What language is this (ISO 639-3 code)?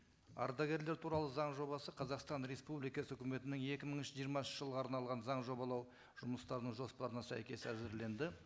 kaz